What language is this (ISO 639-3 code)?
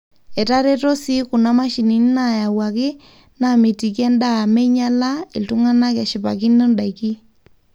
mas